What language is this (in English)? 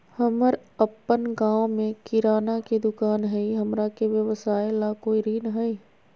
Magahi